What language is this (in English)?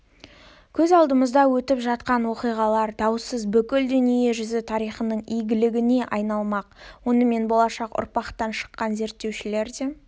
Kazakh